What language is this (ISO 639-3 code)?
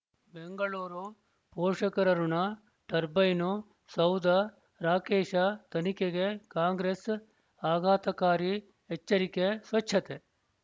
kan